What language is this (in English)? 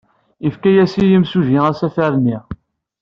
Kabyle